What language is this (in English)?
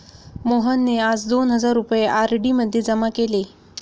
Marathi